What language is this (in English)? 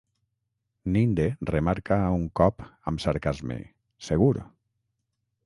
Catalan